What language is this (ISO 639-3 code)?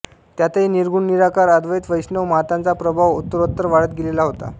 mar